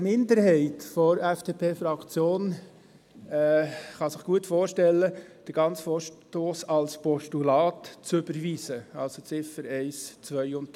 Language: Swiss German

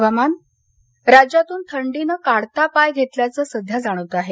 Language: Marathi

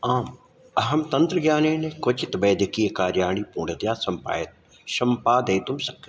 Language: Sanskrit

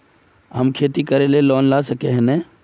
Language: Magahi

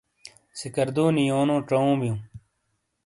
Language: Shina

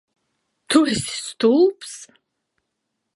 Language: Latvian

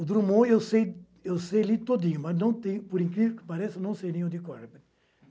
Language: Portuguese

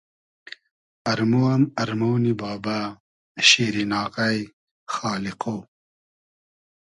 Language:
Hazaragi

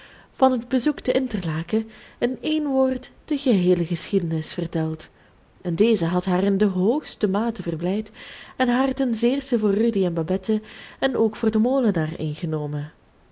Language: Dutch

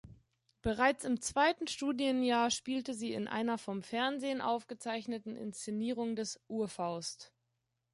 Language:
German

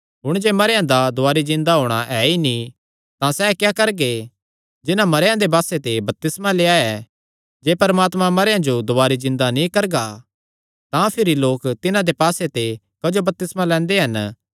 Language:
Kangri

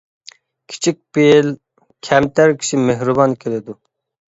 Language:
Uyghur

